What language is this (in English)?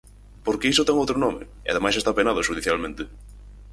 Galician